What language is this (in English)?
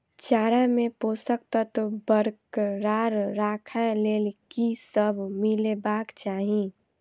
Maithili